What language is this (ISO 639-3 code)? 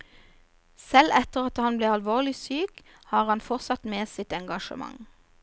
nor